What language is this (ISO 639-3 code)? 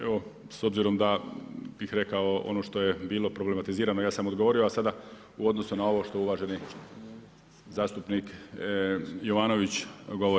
hrv